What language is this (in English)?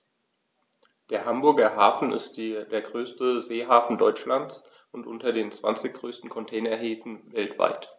German